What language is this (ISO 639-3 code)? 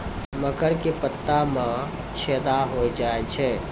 mai